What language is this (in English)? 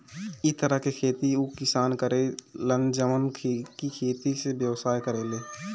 Bhojpuri